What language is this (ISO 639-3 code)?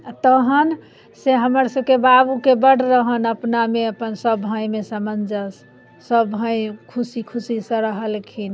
mai